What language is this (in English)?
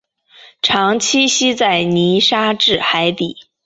Chinese